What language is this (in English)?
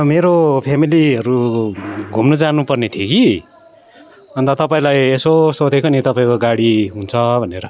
Nepali